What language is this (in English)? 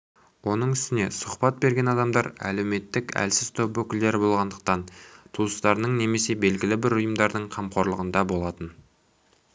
Kazakh